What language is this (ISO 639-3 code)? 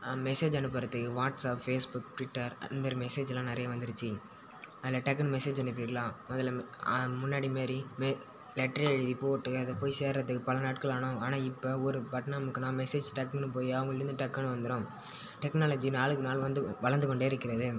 tam